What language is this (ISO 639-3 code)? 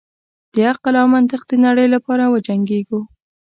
pus